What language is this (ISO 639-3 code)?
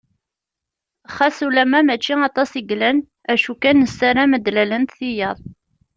kab